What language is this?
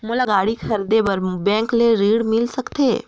Chhattisgarhi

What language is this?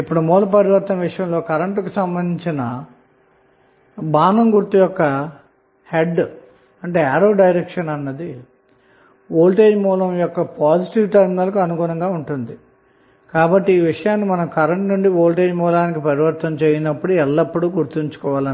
Telugu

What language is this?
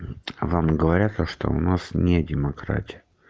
Russian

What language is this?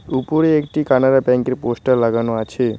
Bangla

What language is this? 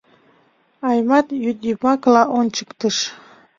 Mari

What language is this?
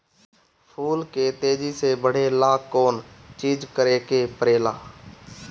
Bhojpuri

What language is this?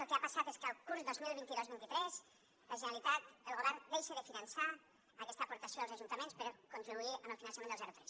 Catalan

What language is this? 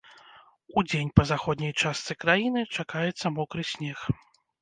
Belarusian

